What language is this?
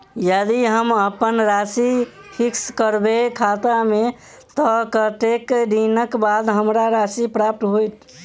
Maithili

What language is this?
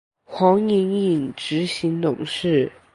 Chinese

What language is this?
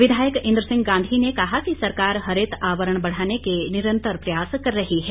Hindi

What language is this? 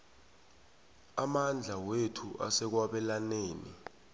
South Ndebele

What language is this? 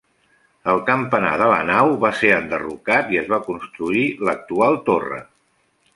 Catalan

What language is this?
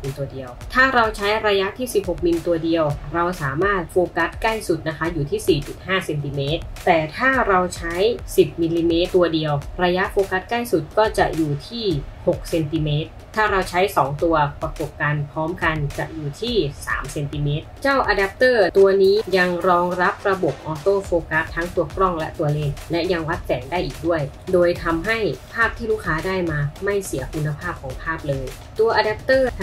Thai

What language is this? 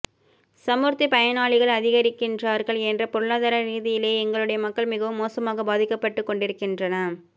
Tamil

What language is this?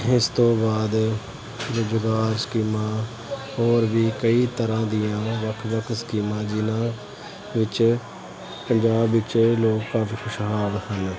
Punjabi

